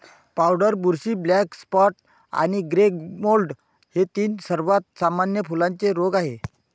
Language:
Marathi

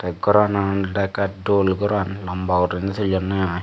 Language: Chakma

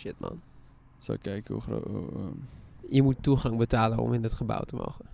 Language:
Dutch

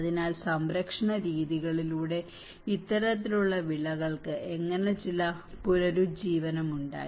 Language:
Malayalam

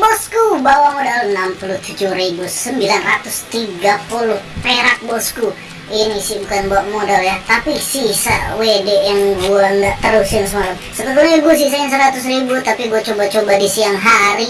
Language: Indonesian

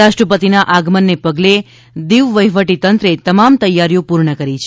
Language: Gujarati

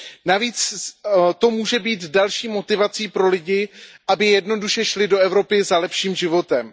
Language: Czech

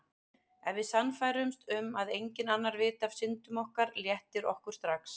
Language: Icelandic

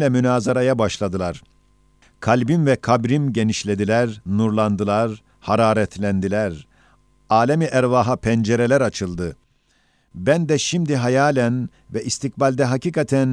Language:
Turkish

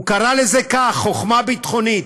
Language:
Hebrew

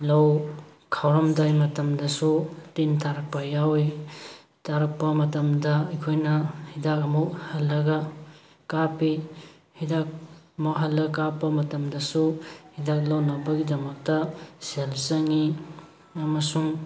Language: Manipuri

